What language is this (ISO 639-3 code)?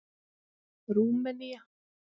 isl